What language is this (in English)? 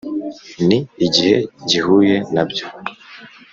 Kinyarwanda